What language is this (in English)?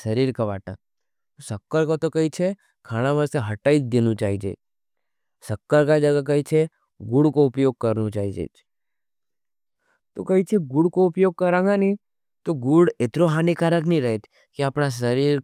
Nimadi